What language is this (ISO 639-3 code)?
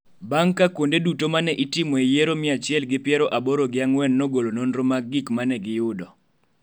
luo